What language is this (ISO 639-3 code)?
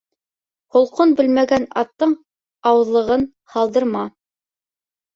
bak